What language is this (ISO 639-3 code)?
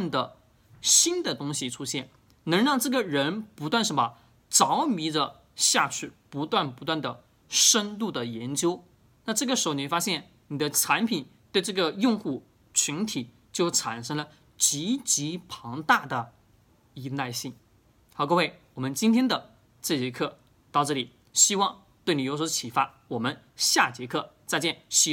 zho